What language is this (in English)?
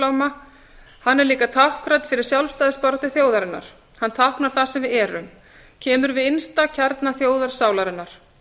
Icelandic